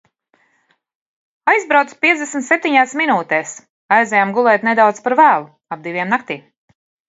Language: Latvian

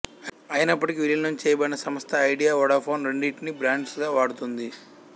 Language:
Telugu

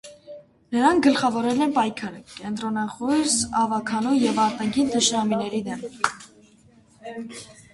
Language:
Armenian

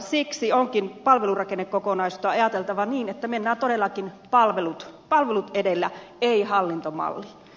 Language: Finnish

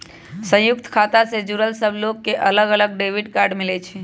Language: Magahi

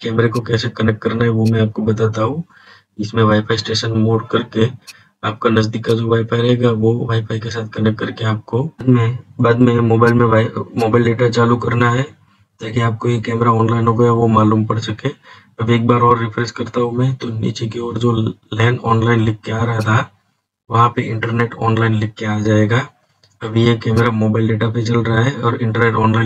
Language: Hindi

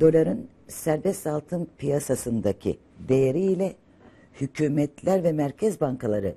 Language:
Turkish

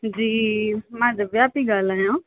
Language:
Sindhi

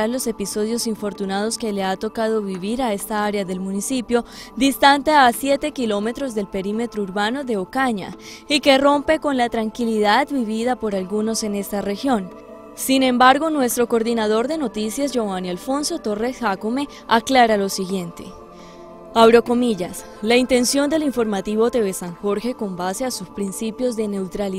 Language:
Spanish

